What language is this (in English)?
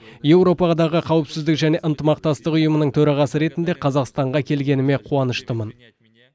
Kazakh